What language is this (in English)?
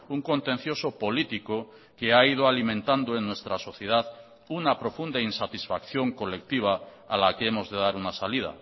Spanish